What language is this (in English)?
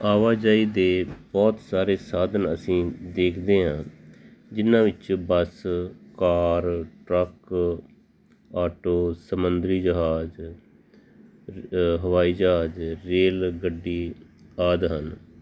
Punjabi